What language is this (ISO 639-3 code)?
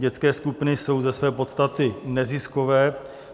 ces